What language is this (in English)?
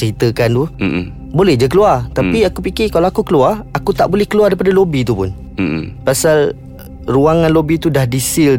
Malay